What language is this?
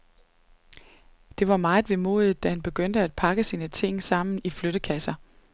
Danish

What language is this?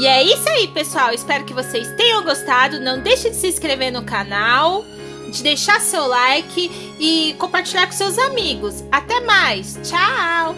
Portuguese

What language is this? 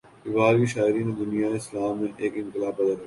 Urdu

